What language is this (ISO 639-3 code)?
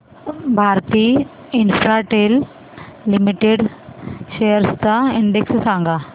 mar